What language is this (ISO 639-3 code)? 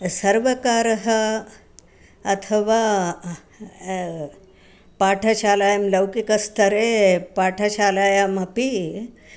san